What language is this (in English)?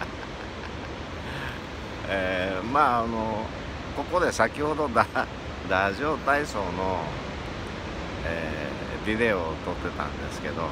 Japanese